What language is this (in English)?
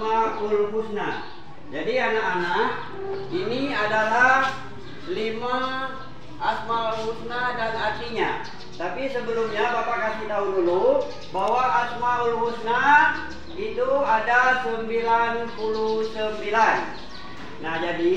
Indonesian